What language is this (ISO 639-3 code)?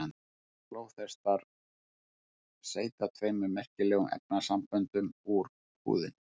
isl